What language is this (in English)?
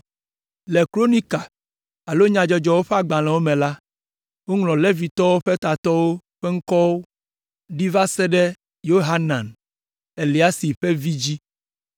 Ewe